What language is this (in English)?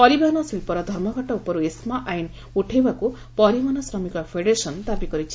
Odia